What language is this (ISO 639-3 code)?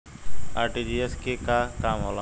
bho